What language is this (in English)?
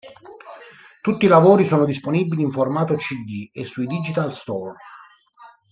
Italian